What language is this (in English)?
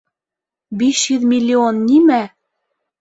Bashkir